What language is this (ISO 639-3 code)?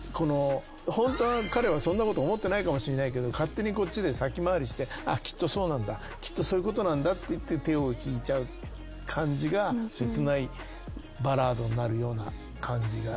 jpn